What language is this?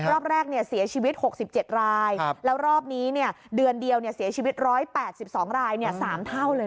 Thai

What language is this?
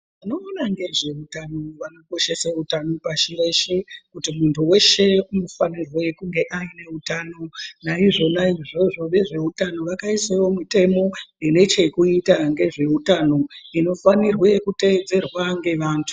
Ndau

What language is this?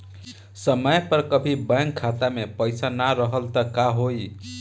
Bhojpuri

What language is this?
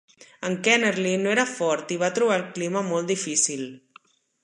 Catalan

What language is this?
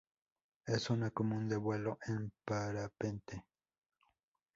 Spanish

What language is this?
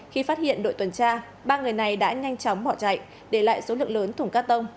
Vietnamese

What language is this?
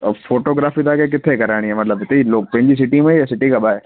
Sindhi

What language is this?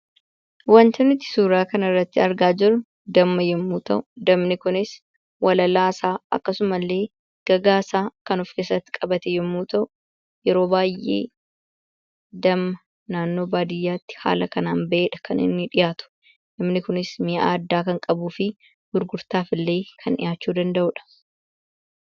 Oromo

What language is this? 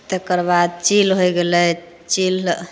Maithili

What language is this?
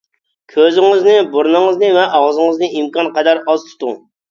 Uyghur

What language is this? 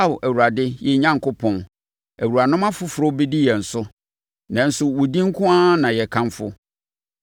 Akan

